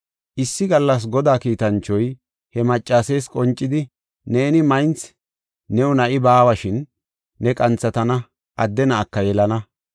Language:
Gofa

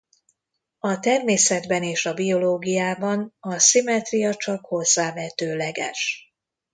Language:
Hungarian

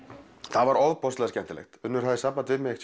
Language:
Icelandic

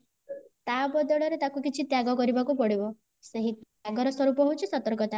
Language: Odia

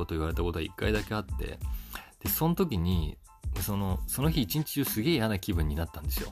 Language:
Japanese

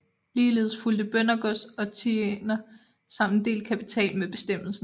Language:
Danish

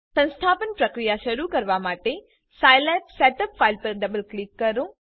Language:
Gujarati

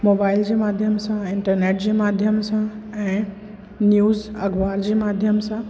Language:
Sindhi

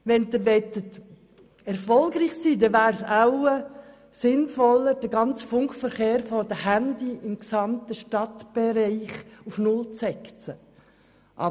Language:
Swiss German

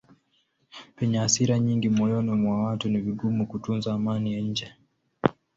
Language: Swahili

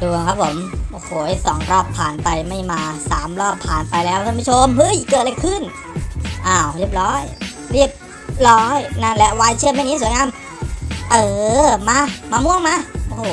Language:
Thai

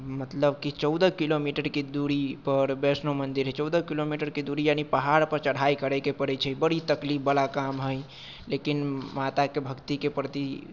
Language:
Maithili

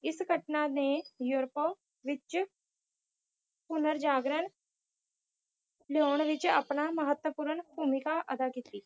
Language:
Punjabi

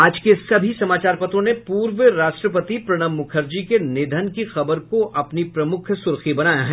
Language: Hindi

